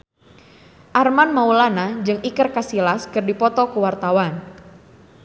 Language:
Sundanese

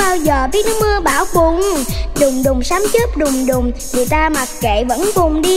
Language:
Vietnamese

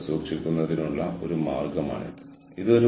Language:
Malayalam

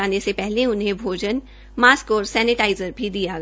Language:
Hindi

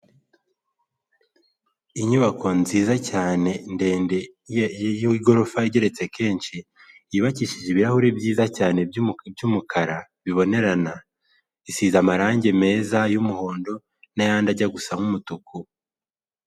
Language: Kinyarwanda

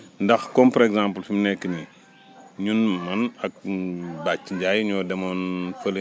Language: Wolof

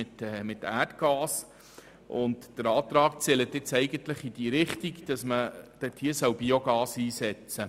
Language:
Swiss German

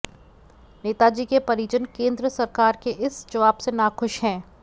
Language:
Hindi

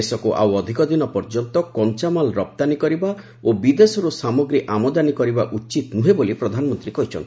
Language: Odia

